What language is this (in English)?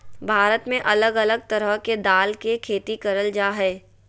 Magahi